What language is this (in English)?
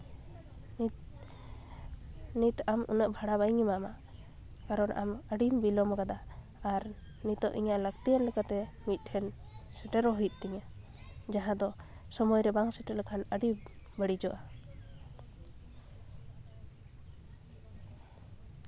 Santali